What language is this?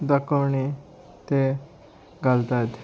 Konkani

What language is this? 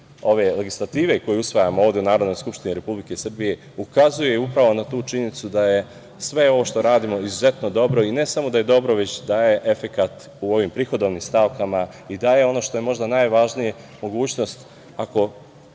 Serbian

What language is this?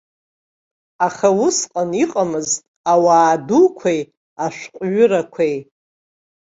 Abkhazian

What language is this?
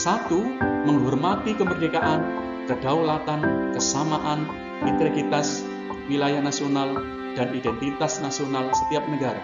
Indonesian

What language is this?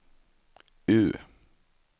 Swedish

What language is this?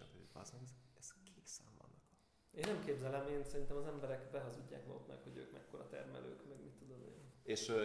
Hungarian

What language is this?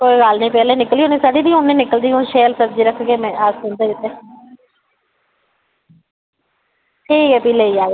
Dogri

